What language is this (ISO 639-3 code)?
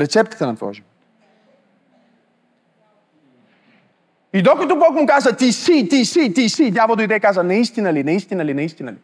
bul